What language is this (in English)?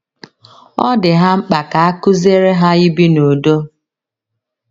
Igbo